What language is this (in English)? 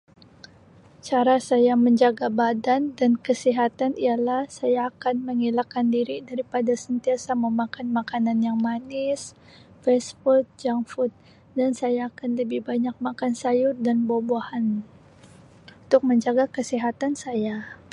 Sabah Malay